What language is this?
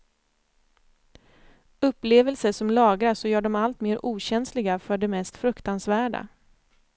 Swedish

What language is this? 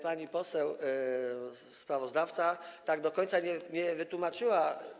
Polish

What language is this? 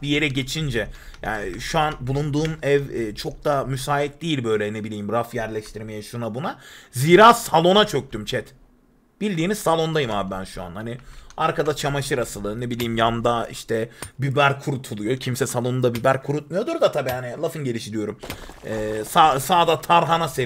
Turkish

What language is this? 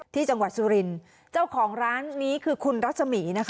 Thai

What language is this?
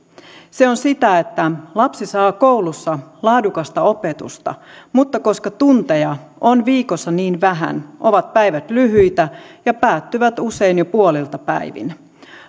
Finnish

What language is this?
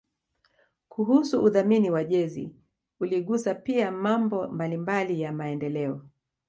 Swahili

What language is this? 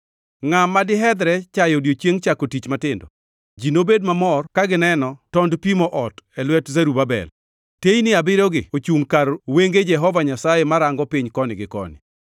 Luo (Kenya and Tanzania)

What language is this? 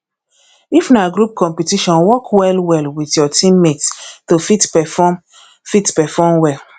Nigerian Pidgin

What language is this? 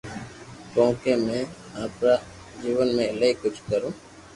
Loarki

